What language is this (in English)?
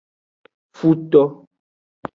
Aja (Benin)